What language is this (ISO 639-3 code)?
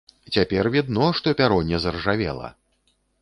bel